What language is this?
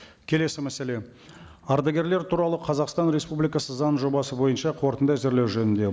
Kazakh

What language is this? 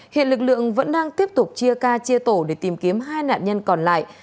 Vietnamese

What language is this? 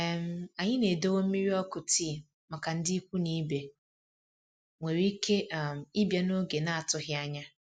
Igbo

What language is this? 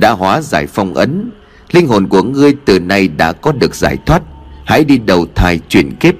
Vietnamese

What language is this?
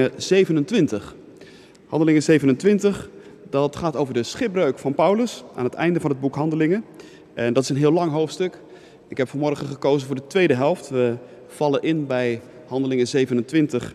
Dutch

